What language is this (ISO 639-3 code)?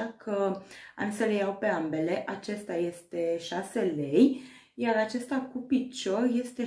ron